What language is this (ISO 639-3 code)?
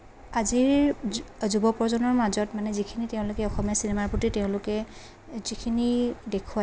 asm